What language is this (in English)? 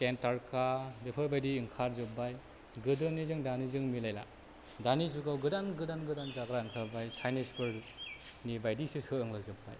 Bodo